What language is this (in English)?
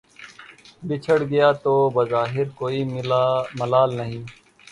Urdu